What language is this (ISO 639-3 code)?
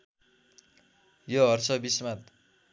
nep